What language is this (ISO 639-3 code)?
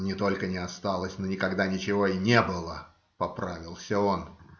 rus